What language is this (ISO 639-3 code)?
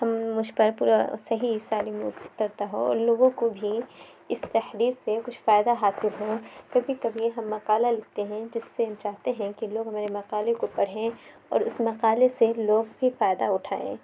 urd